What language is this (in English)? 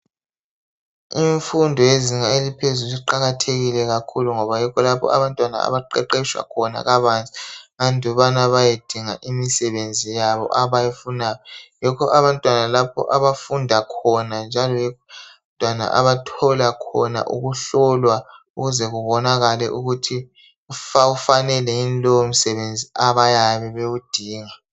North Ndebele